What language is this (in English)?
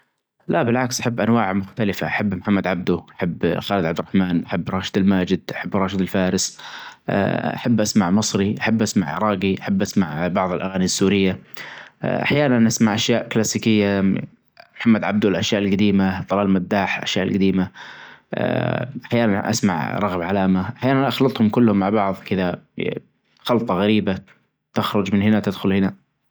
Najdi Arabic